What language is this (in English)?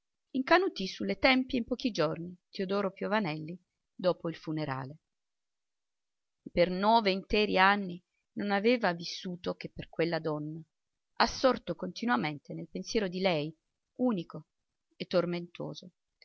Italian